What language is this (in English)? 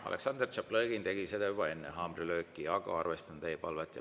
Estonian